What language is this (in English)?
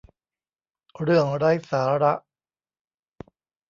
Thai